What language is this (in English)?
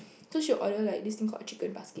English